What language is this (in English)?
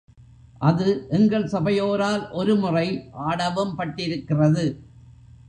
Tamil